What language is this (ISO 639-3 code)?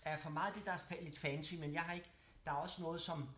dan